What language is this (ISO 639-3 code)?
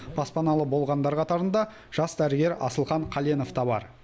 kaz